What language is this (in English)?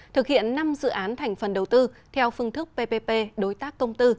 Vietnamese